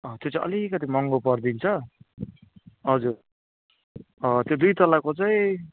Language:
Nepali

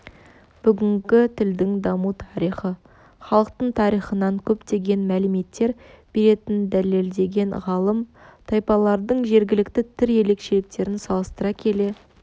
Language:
Kazakh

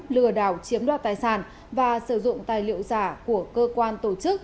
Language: Vietnamese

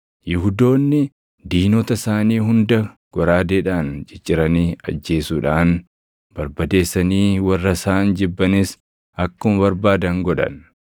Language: Oromo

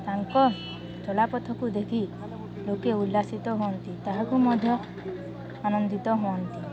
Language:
Odia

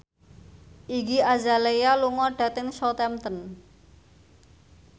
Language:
Javanese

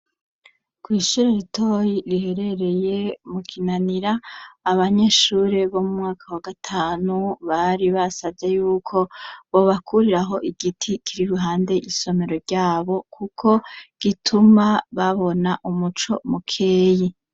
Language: Rundi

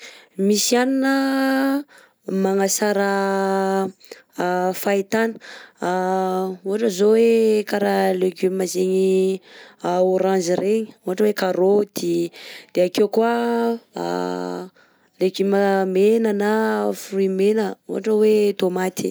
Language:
Southern Betsimisaraka Malagasy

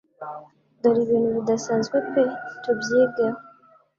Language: Kinyarwanda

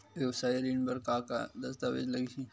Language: Chhattisgarhi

